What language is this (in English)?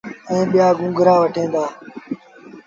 Sindhi Bhil